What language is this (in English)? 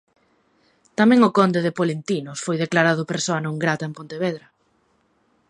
Galician